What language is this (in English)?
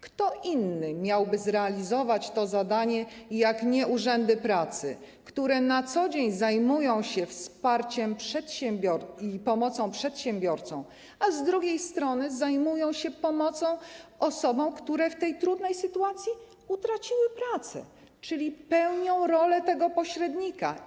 Polish